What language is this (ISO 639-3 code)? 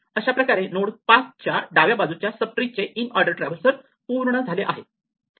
mar